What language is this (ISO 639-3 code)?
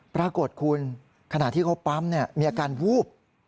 tha